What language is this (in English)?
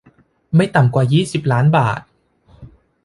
Thai